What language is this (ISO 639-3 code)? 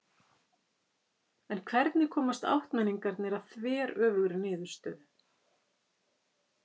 isl